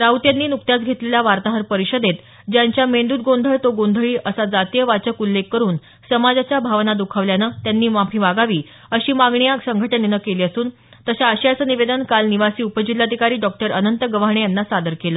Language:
Marathi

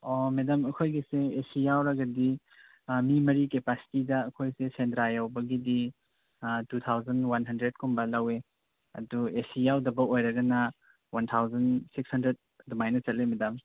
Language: Manipuri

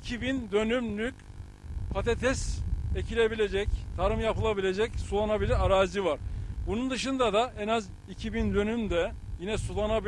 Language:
Turkish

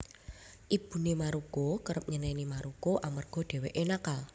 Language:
Javanese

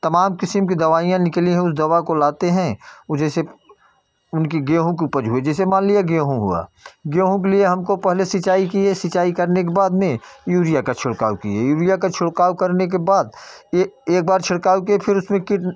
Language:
Hindi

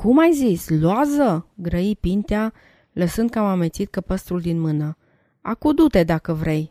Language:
Romanian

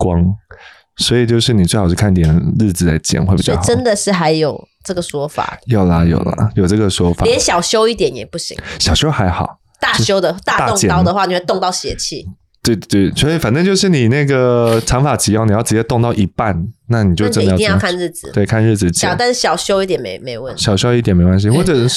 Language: Chinese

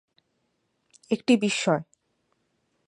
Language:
Bangla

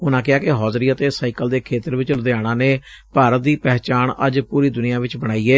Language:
Punjabi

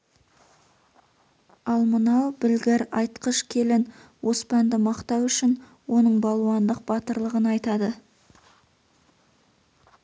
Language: Kazakh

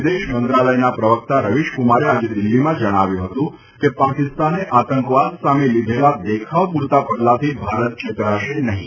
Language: Gujarati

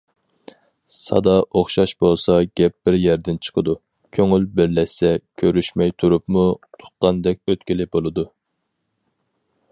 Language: Uyghur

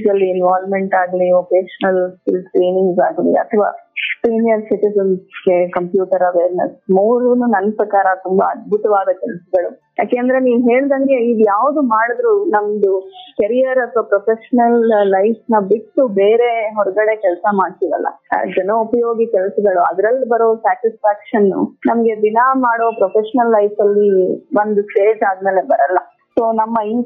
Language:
Kannada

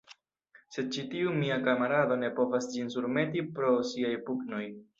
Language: Esperanto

